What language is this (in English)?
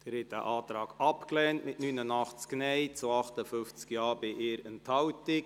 Swiss German